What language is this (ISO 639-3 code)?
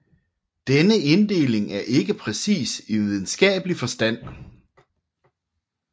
dan